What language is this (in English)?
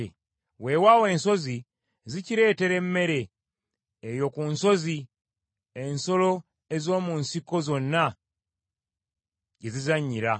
Ganda